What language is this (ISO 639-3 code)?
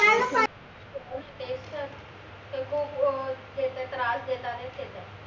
mar